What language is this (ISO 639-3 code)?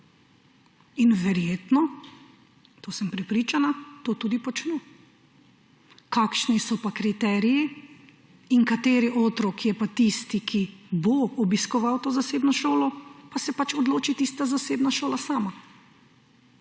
slv